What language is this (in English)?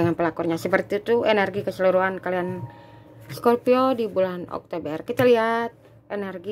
Indonesian